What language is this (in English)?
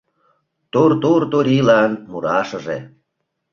Mari